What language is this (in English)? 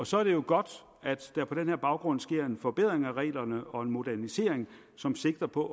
Danish